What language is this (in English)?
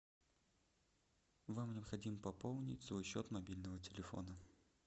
Russian